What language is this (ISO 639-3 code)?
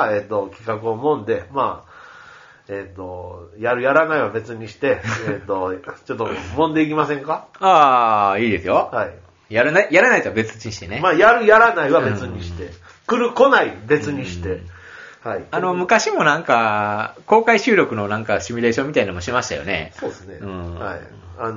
jpn